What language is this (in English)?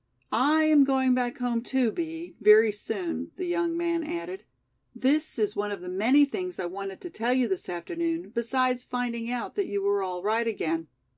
English